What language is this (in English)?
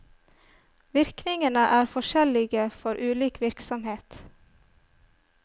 Norwegian